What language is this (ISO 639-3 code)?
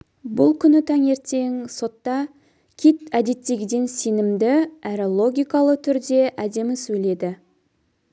kaz